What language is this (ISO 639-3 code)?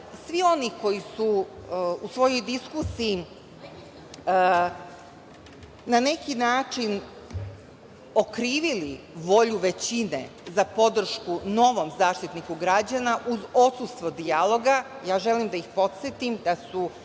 srp